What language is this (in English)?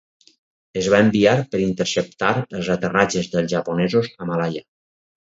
Catalan